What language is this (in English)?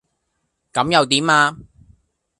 Cantonese